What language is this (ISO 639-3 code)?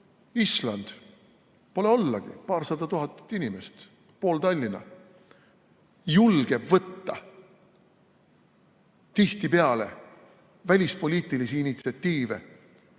est